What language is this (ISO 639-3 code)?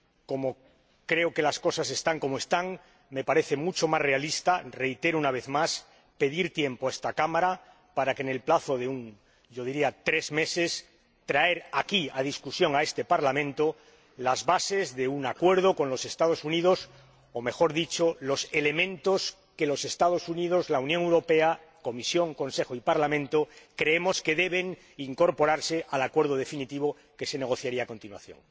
spa